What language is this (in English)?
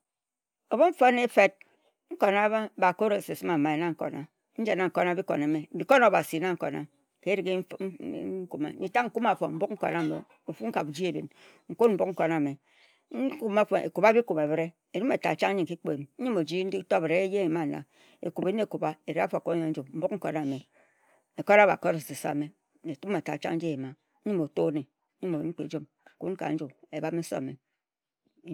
Ejagham